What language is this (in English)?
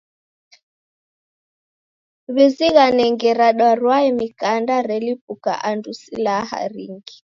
Taita